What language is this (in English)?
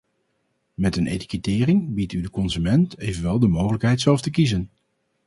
Dutch